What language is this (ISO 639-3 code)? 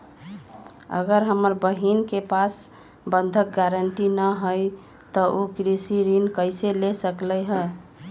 mag